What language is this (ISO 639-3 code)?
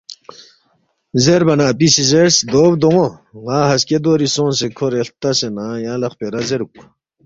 bft